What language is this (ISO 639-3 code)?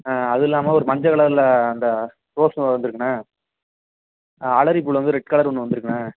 tam